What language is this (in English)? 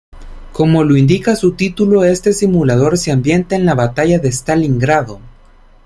Spanish